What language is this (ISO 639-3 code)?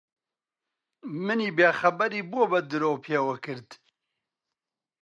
ckb